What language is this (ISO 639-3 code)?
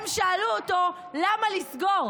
heb